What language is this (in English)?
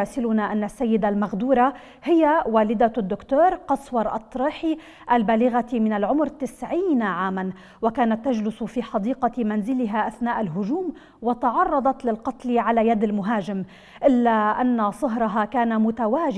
Arabic